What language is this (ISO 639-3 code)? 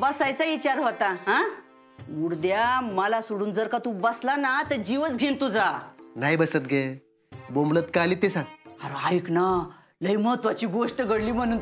mar